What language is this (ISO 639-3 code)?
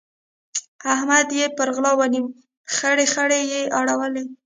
pus